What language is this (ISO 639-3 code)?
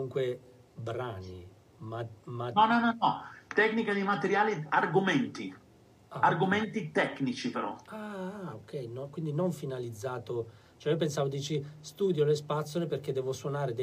ita